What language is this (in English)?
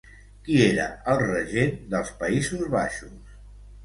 Catalan